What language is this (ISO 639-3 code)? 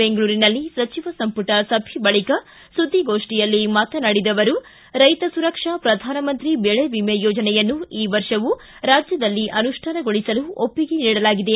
kan